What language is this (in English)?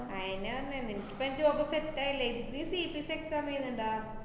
Malayalam